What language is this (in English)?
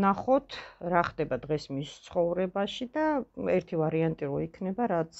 Romanian